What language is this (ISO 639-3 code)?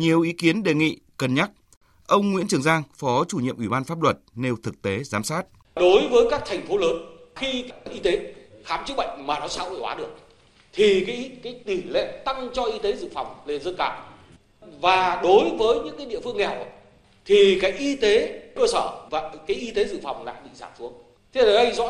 vie